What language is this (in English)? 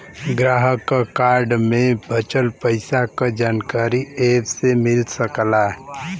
Bhojpuri